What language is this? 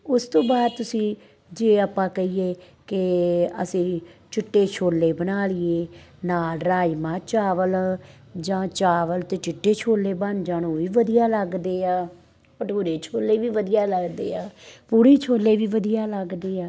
Punjabi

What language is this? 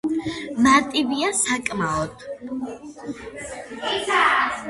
Georgian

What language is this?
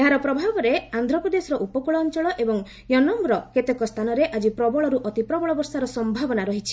Odia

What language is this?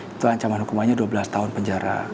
Indonesian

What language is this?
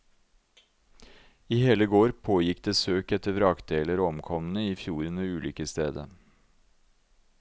Norwegian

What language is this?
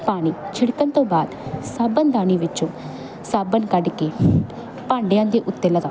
Punjabi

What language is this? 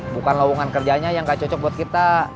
Indonesian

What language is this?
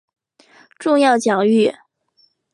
Chinese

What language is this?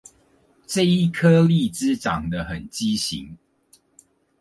Chinese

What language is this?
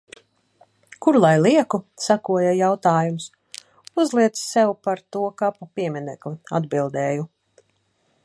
Latvian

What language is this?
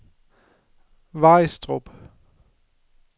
Danish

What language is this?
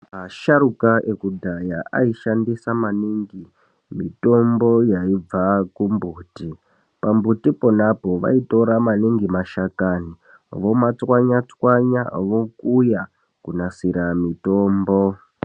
Ndau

